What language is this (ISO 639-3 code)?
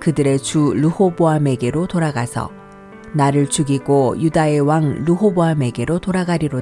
kor